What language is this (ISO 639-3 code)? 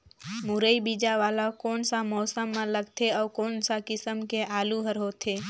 hne